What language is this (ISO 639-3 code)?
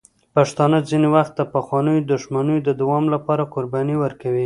pus